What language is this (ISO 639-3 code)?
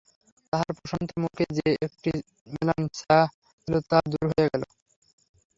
ben